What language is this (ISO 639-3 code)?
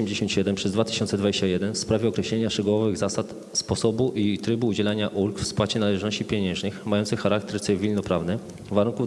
pol